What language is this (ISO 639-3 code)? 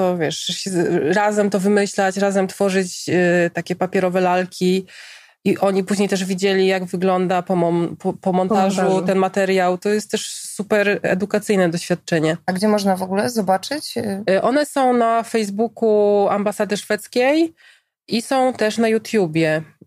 pol